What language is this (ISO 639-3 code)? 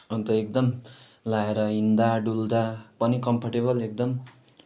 nep